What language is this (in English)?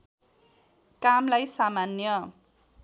Nepali